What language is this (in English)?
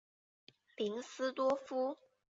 Chinese